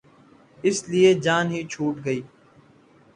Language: Urdu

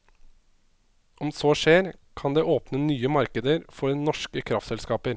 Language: Norwegian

